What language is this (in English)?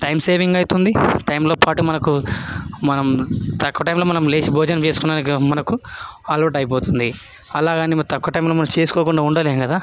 Telugu